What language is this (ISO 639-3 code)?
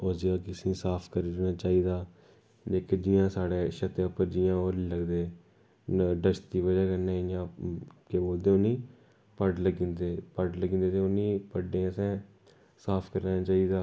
doi